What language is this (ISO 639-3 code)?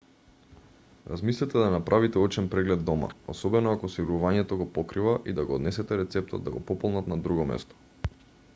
mkd